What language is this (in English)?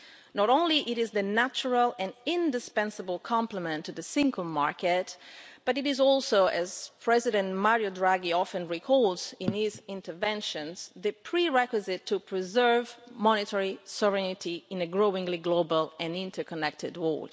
English